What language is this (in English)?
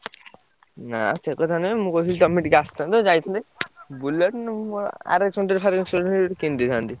Odia